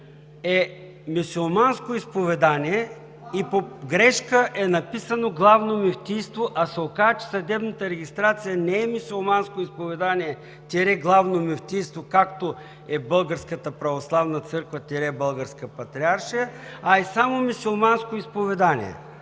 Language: Bulgarian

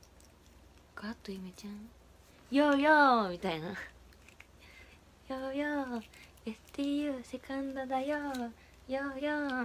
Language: Japanese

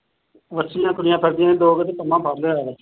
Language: Punjabi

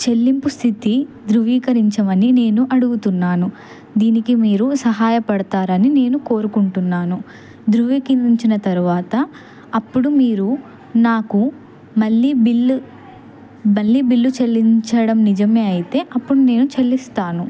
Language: Telugu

